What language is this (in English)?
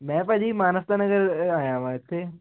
Punjabi